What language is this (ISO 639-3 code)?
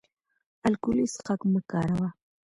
pus